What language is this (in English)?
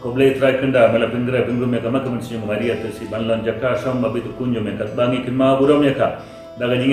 Turkish